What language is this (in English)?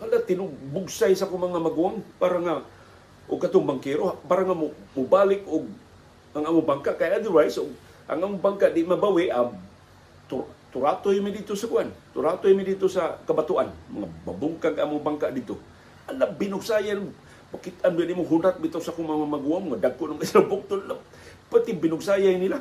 Filipino